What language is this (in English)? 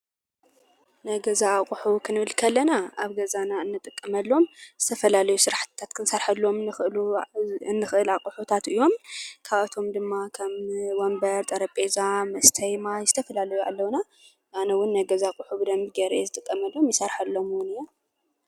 Tigrinya